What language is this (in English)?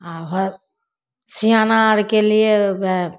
Maithili